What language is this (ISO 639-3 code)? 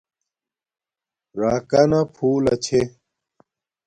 dmk